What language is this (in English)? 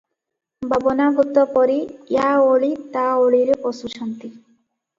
Odia